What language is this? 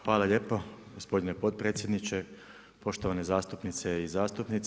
Croatian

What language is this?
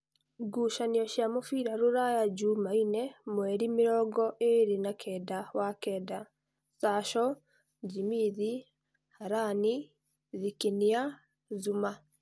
Kikuyu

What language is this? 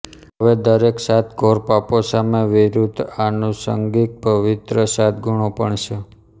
Gujarati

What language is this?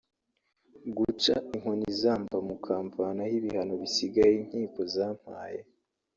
Kinyarwanda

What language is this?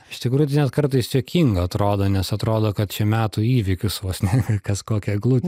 Lithuanian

